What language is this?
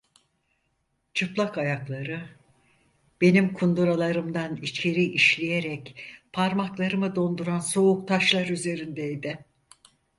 Turkish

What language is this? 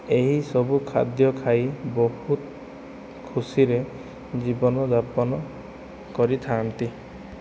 Odia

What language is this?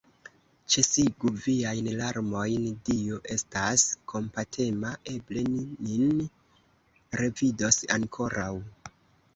Esperanto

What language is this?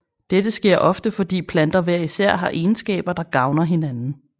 Danish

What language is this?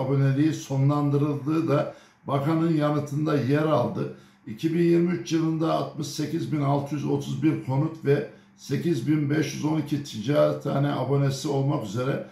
Turkish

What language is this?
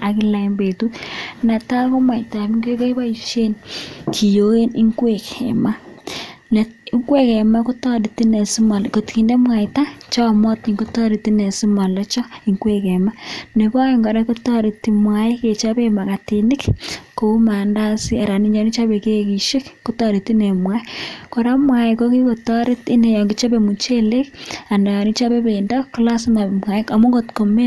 Kalenjin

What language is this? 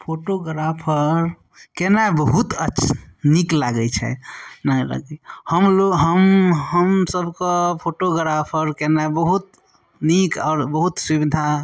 Maithili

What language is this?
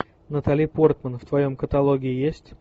Russian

